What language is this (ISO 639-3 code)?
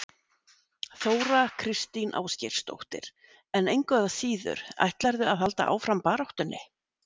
isl